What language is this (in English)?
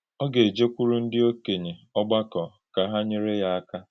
Igbo